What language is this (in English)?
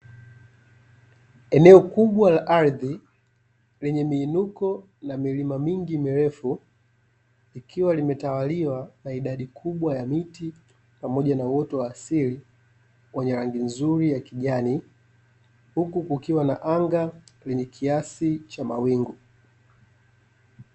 Swahili